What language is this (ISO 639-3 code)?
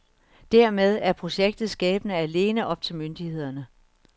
dan